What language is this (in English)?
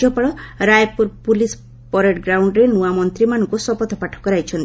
Odia